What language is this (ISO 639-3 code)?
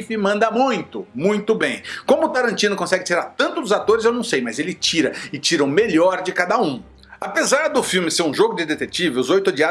por